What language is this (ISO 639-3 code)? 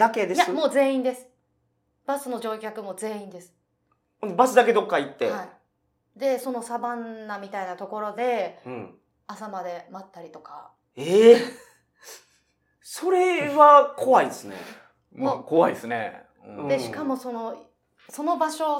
jpn